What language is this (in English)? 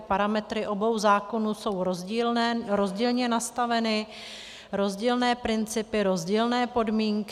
Czech